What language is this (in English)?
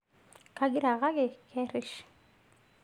Masai